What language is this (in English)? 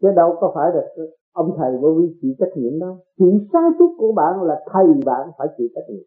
Vietnamese